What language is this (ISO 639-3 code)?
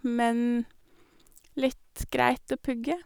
nor